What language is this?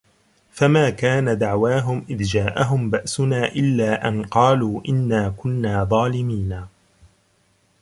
Arabic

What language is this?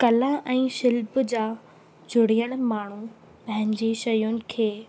Sindhi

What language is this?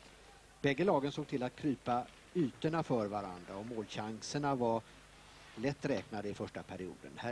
Swedish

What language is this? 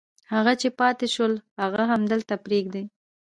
Pashto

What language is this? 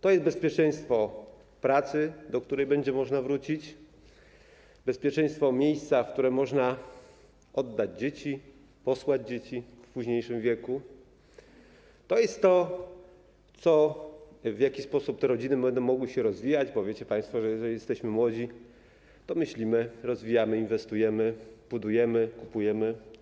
Polish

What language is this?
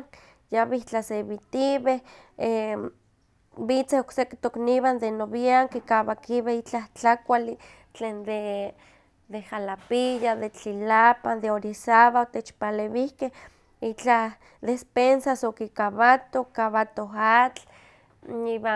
Huaxcaleca Nahuatl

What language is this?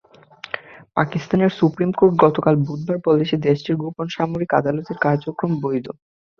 Bangla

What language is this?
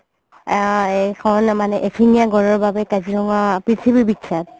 Assamese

